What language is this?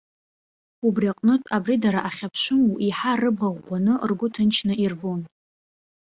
Abkhazian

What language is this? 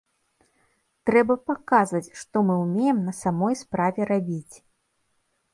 Belarusian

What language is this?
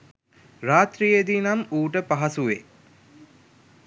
Sinhala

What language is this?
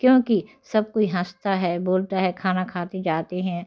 Hindi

